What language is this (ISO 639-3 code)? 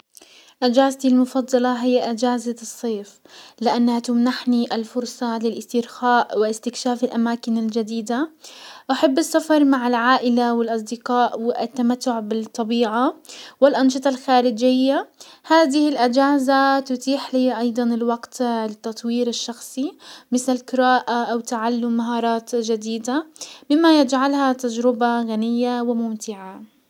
acw